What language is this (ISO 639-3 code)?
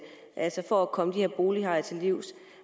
dan